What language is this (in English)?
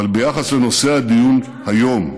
Hebrew